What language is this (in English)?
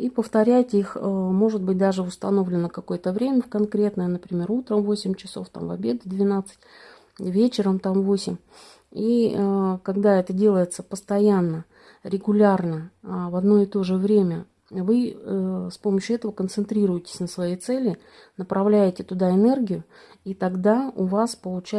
Russian